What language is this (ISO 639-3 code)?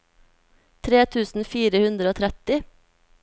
nor